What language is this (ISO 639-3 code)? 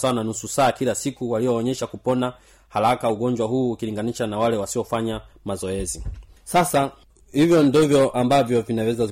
swa